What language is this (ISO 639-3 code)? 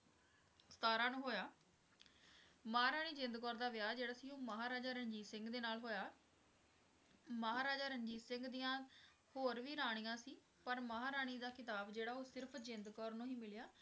pan